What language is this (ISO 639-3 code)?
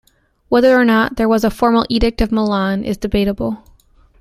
eng